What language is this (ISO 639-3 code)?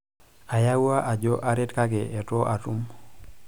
mas